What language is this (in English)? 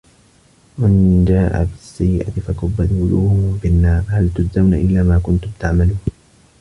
Arabic